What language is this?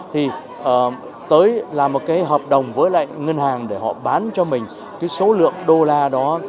Vietnamese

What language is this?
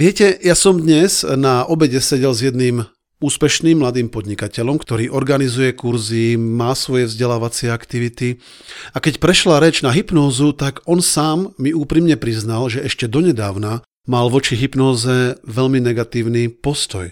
Slovak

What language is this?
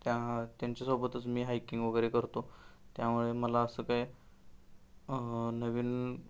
Marathi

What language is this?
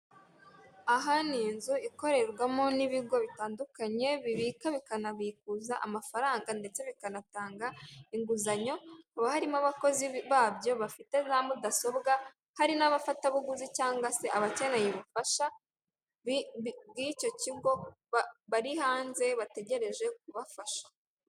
Kinyarwanda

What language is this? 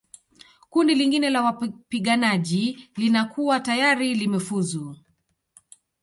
Swahili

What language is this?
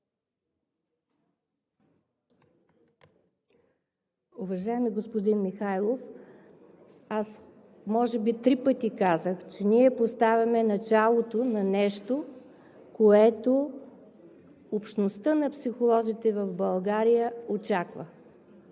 Bulgarian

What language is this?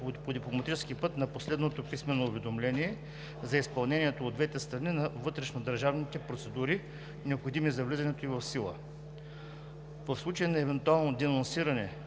Bulgarian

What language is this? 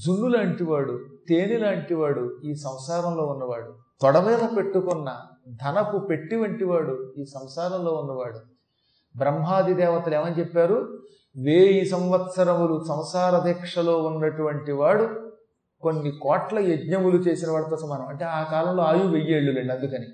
Telugu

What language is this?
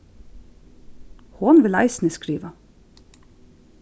Faroese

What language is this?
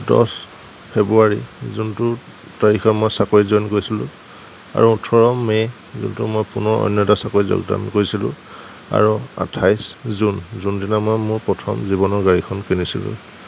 Assamese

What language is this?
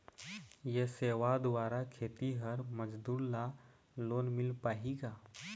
Chhattisgarhi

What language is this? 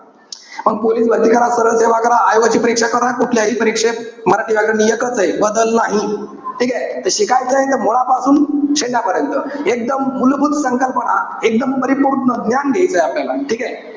Marathi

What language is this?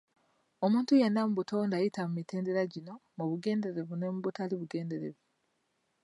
Ganda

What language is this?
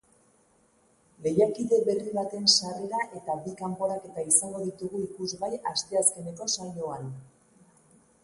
Basque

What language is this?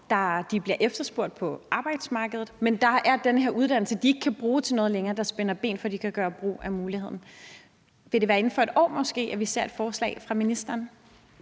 Danish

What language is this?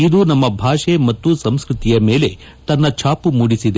Kannada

